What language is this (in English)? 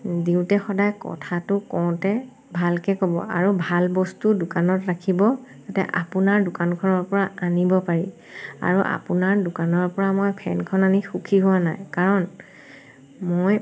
Assamese